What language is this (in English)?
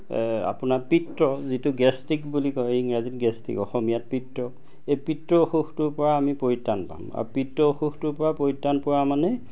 Assamese